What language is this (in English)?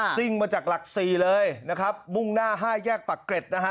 Thai